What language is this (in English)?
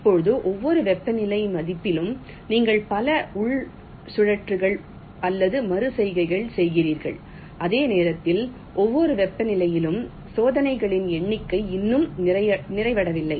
Tamil